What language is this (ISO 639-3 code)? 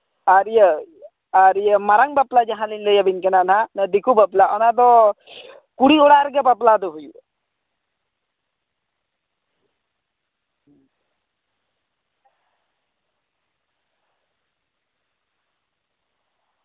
sat